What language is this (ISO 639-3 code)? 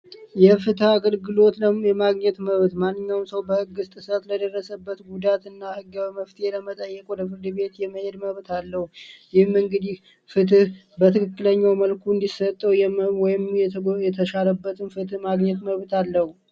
amh